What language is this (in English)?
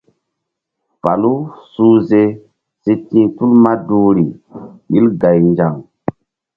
Mbum